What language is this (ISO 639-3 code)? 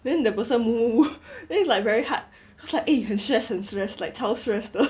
eng